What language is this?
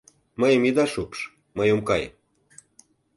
Mari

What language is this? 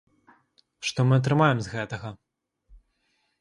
Belarusian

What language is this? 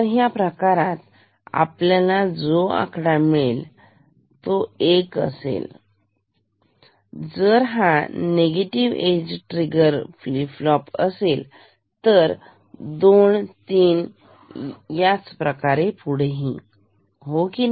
Marathi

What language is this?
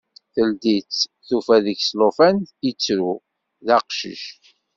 Kabyle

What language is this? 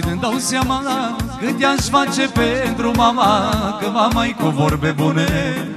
Romanian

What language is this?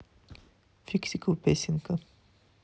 Russian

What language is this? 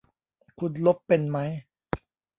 Thai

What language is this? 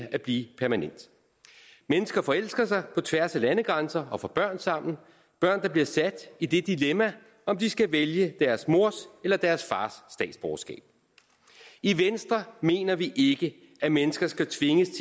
Danish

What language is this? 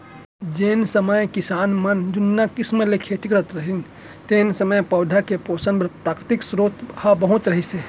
Chhattisgarhi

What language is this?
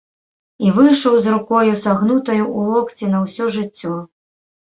Belarusian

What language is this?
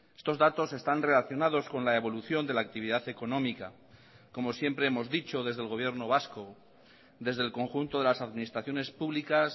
Spanish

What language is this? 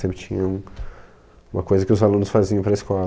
Portuguese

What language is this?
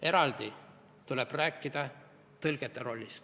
Estonian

